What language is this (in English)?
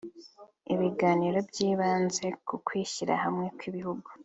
Kinyarwanda